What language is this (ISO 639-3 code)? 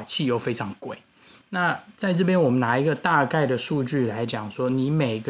zho